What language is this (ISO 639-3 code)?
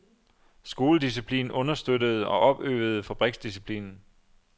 dan